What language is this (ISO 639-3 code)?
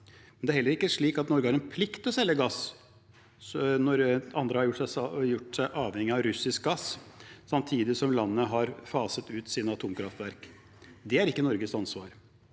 nor